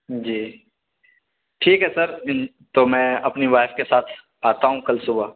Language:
Urdu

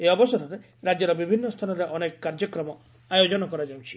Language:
Odia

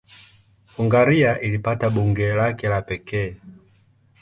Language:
Swahili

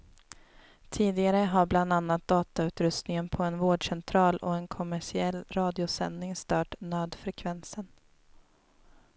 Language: Swedish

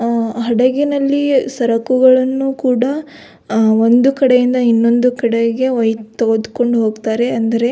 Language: Kannada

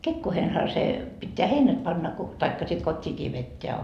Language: Finnish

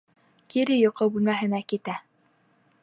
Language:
Bashkir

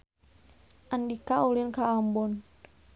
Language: Sundanese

